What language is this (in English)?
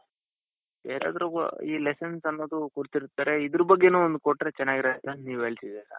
Kannada